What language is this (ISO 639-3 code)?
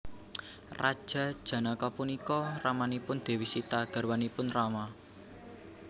jav